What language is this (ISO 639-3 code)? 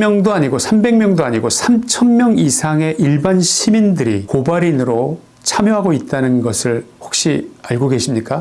kor